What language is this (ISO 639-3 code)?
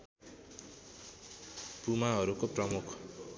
nep